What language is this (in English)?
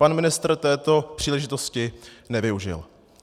Czech